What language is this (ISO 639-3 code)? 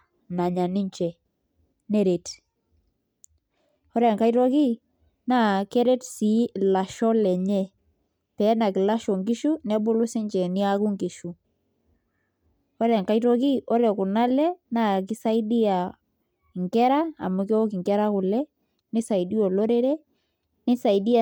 mas